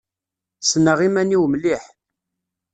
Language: Kabyle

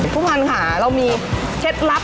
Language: Thai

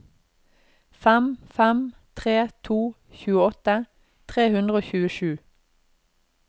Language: Norwegian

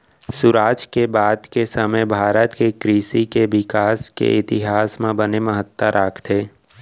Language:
Chhattisgarhi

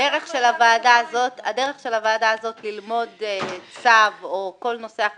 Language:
Hebrew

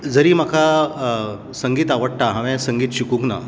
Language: Konkani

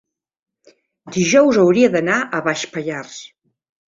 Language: Catalan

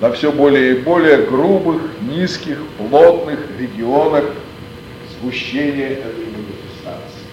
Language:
Russian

